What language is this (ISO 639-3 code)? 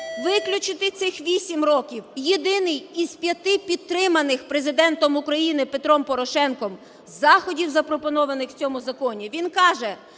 ukr